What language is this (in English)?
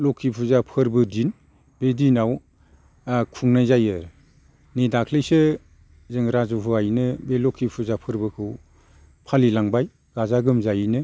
Bodo